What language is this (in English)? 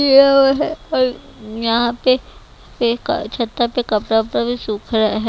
Hindi